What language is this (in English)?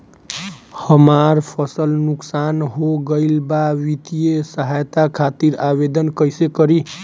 Bhojpuri